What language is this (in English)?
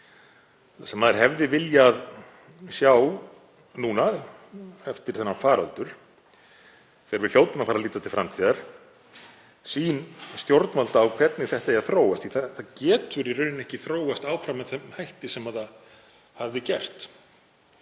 Icelandic